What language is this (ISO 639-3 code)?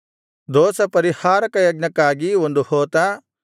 kan